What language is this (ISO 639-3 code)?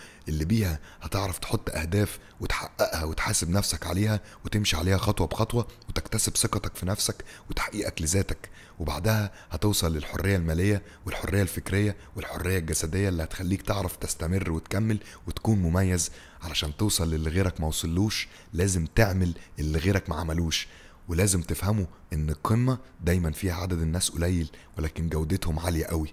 ara